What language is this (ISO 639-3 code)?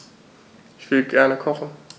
deu